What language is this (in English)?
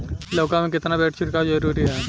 Bhojpuri